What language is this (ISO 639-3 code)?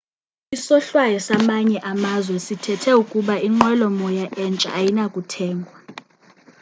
xho